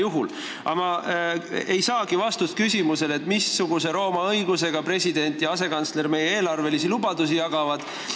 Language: Estonian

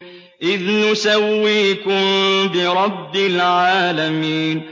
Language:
Arabic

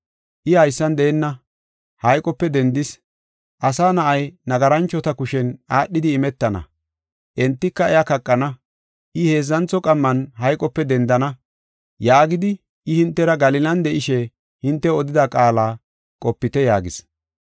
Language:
Gofa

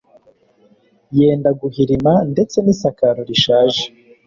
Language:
Kinyarwanda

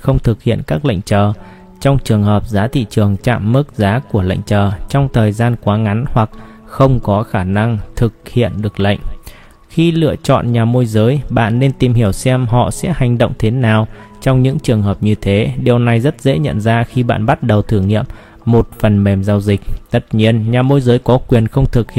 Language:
Vietnamese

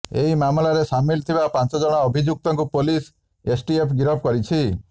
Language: Odia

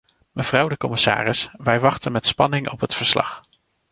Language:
Dutch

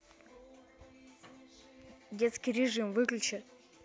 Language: Russian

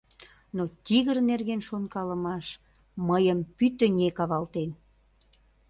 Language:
Mari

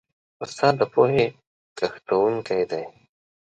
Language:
Pashto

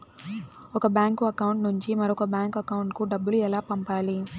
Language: Telugu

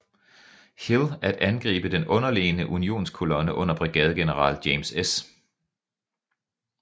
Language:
Danish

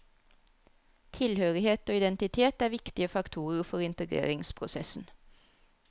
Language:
Norwegian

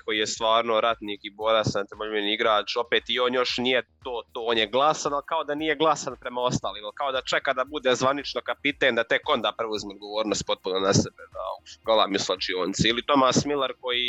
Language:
Croatian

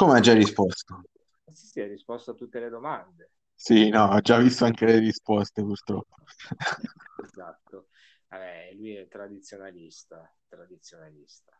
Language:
Italian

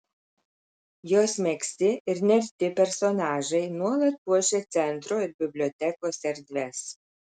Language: Lithuanian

